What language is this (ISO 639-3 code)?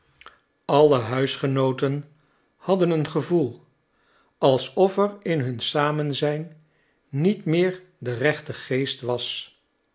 nld